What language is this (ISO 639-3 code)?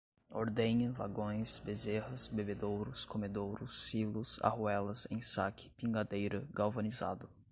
por